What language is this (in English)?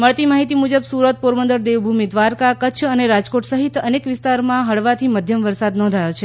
Gujarati